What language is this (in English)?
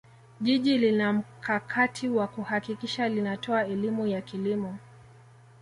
Swahili